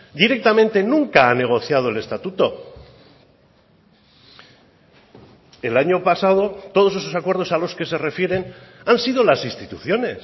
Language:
Spanish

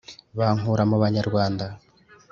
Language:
Kinyarwanda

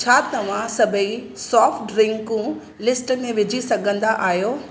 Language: Sindhi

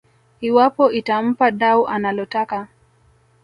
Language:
Swahili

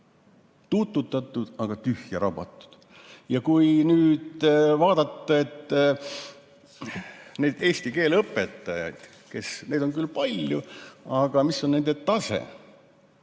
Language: Estonian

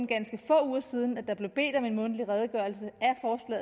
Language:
Danish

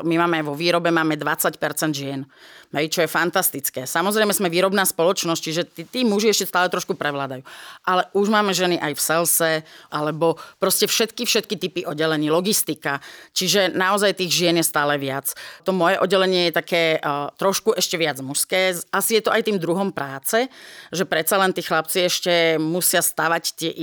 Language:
Slovak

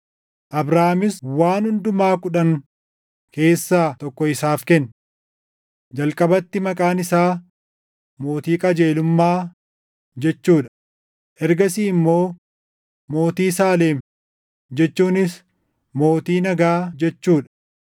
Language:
Oromo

